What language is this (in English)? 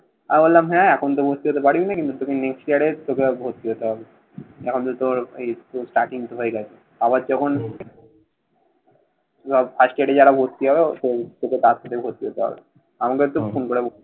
Bangla